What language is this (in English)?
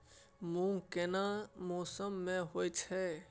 Maithili